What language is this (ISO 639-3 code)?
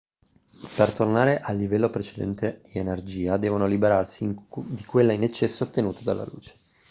ita